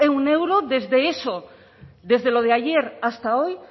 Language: Spanish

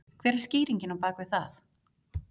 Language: Icelandic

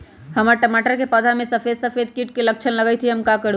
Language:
Magahi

